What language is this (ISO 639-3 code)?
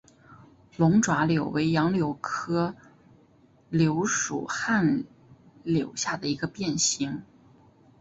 zho